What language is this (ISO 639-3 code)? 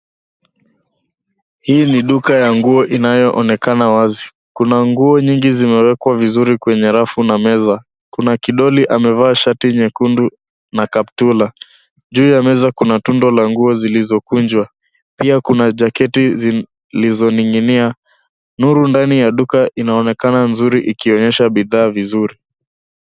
swa